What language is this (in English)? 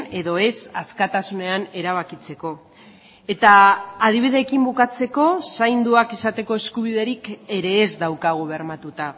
Basque